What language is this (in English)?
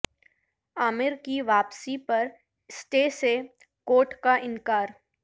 Urdu